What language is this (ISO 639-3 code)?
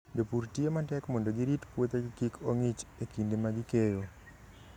luo